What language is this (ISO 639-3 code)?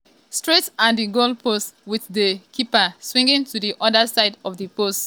pcm